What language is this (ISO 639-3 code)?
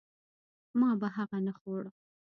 pus